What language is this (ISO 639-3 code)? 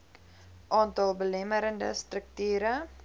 afr